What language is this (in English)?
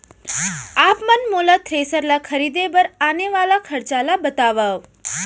Chhattisgarhi